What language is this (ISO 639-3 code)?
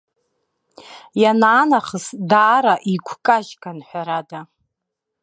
abk